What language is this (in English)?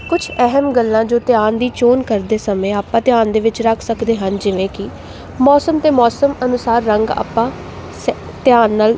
Punjabi